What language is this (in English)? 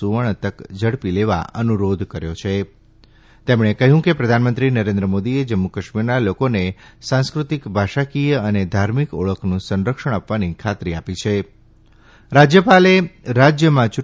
Gujarati